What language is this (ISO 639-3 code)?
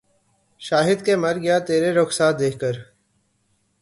urd